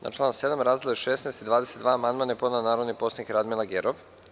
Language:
Serbian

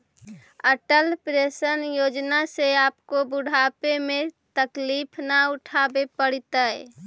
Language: Magahi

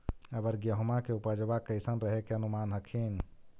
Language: Magahi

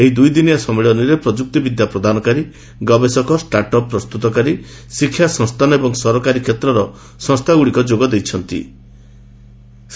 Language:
Odia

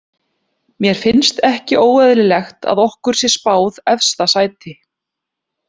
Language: Icelandic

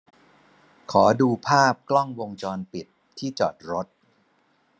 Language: Thai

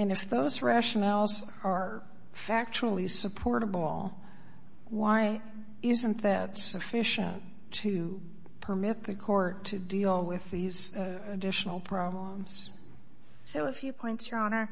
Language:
English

